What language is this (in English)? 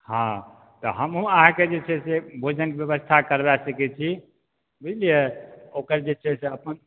Maithili